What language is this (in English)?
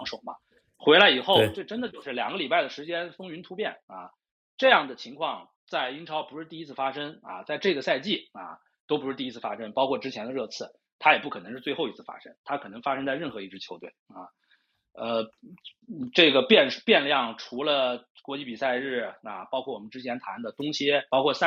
Chinese